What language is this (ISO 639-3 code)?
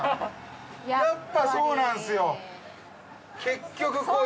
jpn